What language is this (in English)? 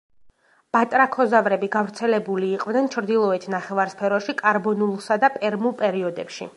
Georgian